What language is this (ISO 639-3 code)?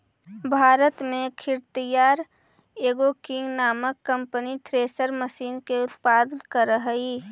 mag